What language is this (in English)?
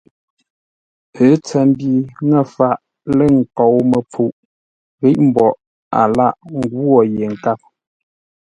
Ngombale